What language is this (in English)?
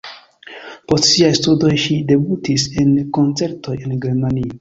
Esperanto